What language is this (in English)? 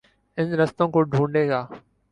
Urdu